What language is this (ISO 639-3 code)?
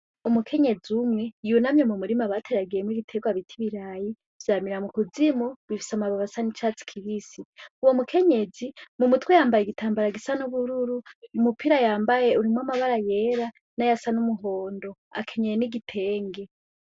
run